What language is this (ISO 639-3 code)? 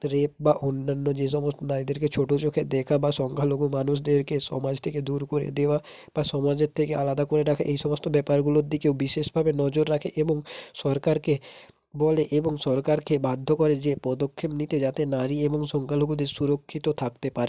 ben